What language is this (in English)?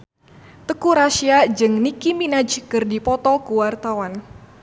Sundanese